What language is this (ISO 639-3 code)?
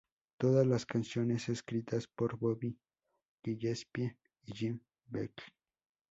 spa